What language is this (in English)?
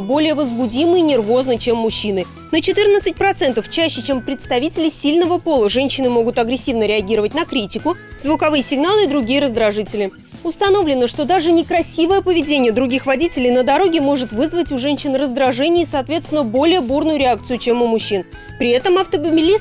Russian